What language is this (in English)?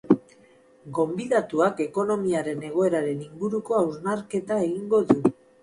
Basque